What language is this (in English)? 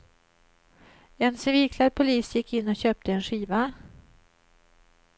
Swedish